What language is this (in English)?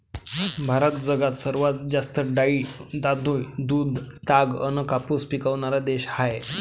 Marathi